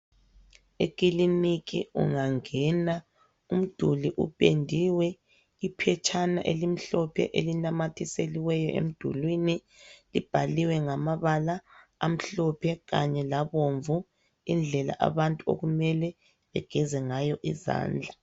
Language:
North Ndebele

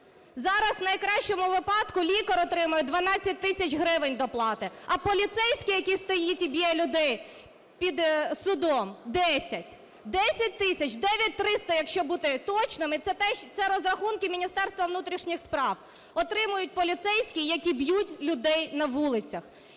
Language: Ukrainian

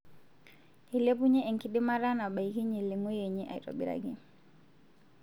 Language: Masai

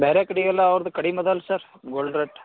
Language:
Kannada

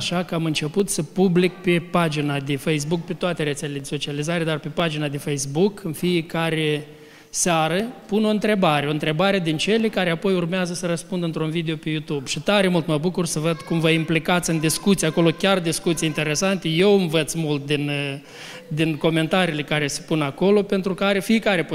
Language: Romanian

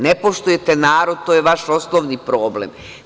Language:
Serbian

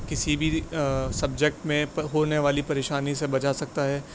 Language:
Urdu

